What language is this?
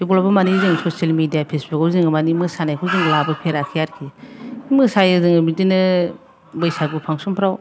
Bodo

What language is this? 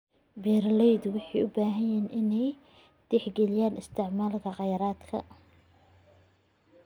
Somali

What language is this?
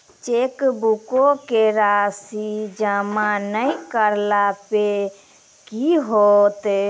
Maithili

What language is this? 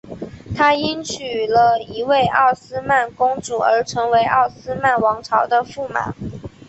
Chinese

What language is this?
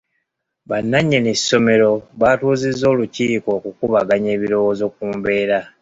Ganda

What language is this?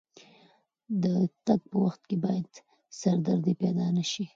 Pashto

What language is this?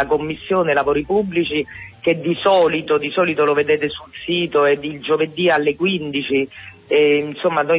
Italian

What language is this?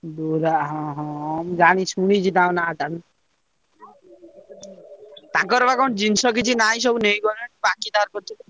Odia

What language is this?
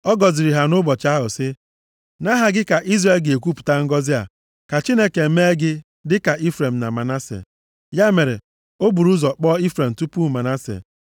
Igbo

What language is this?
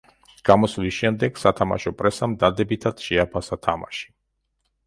Georgian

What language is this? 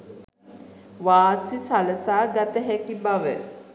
Sinhala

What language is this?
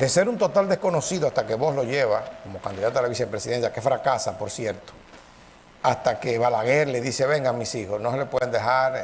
Spanish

